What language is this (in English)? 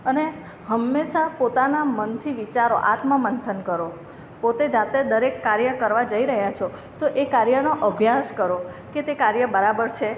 Gujarati